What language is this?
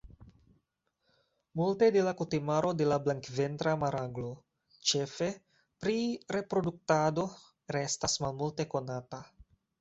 Esperanto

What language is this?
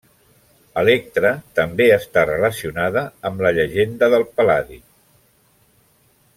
Catalan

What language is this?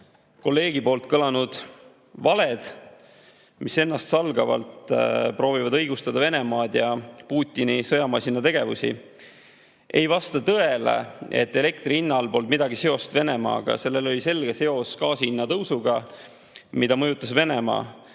Estonian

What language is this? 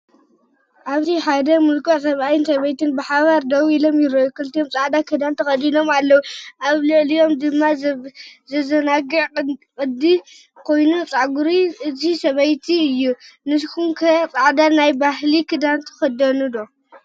Tigrinya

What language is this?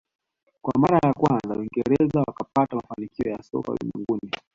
Swahili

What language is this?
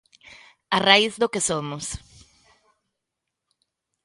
Galician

